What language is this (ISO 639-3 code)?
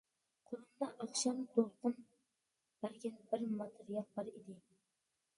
uig